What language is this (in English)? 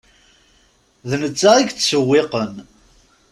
Kabyle